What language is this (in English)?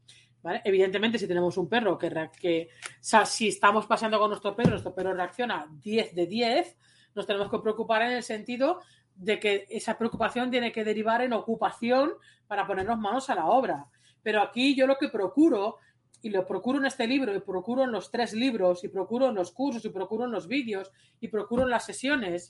Spanish